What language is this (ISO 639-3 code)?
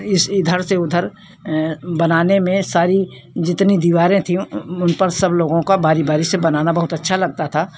hin